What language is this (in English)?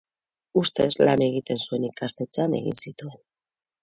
Basque